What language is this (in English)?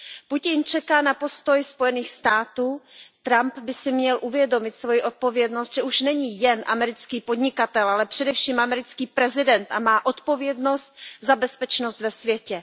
Czech